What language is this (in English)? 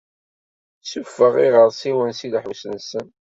Kabyle